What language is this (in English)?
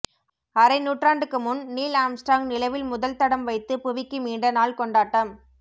Tamil